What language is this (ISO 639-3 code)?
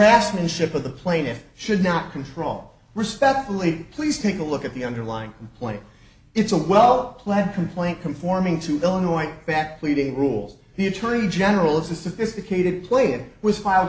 eng